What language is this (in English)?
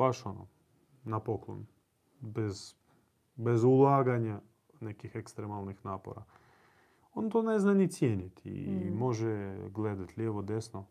Croatian